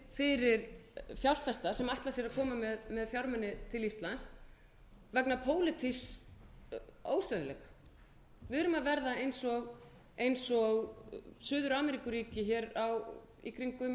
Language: Icelandic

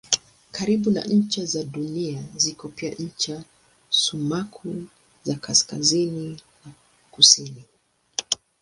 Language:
Swahili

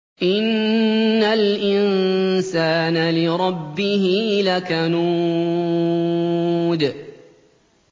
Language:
Arabic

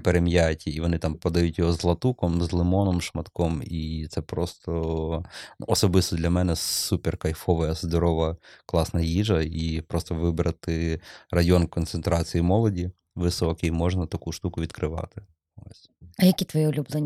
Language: Ukrainian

